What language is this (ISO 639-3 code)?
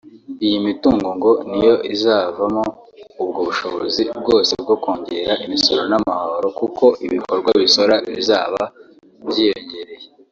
kin